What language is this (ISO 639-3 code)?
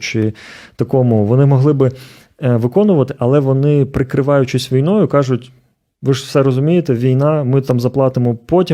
ukr